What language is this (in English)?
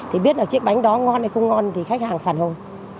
Vietnamese